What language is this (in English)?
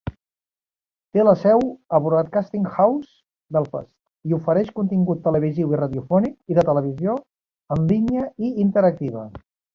Catalan